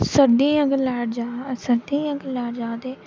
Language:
Dogri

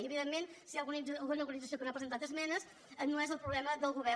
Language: Catalan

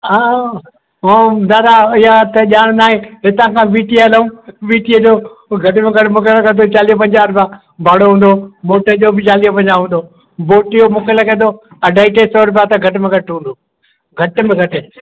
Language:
Sindhi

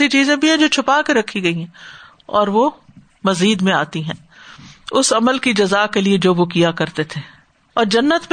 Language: Urdu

